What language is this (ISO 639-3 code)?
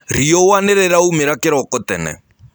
kik